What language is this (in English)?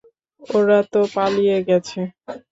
Bangla